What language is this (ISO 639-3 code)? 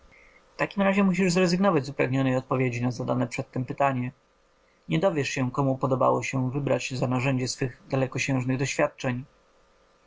pol